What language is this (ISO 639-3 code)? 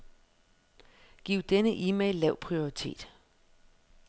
dan